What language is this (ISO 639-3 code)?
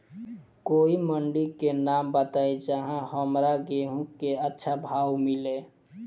bho